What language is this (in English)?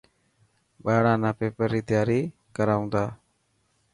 Dhatki